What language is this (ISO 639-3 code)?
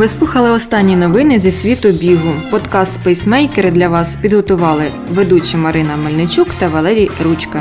ukr